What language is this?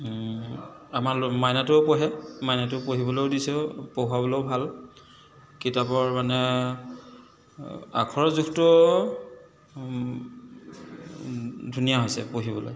Assamese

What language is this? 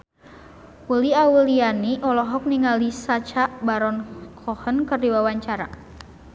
Sundanese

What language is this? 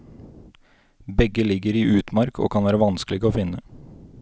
Norwegian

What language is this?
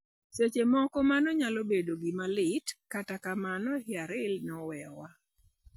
Luo (Kenya and Tanzania)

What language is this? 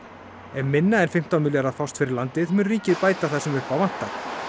Icelandic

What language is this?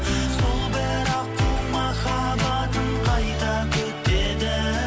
Kazakh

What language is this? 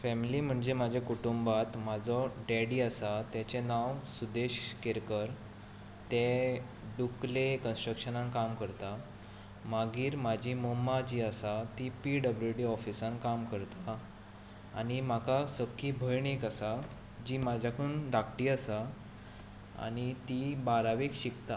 Konkani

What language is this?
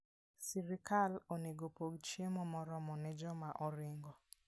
Luo (Kenya and Tanzania)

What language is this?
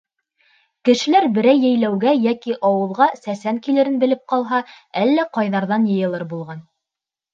Bashkir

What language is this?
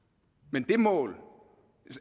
Danish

